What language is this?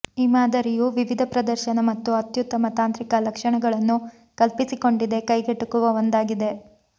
Kannada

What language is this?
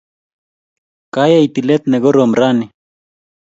Kalenjin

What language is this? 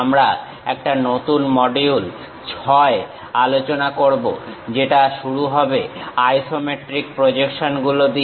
Bangla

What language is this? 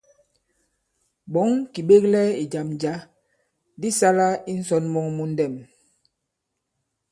Bankon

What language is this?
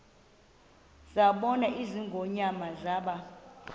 Xhosa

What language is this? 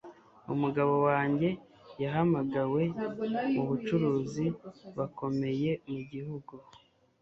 Kinyarwanda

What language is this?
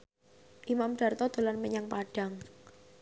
Javanese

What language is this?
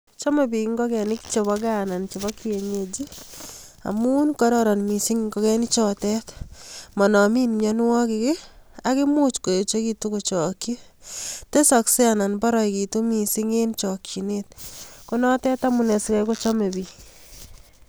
Kalenjin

